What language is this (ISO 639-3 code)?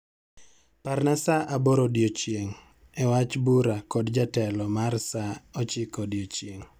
luo